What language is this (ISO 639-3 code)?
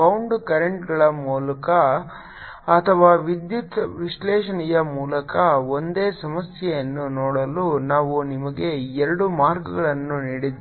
kan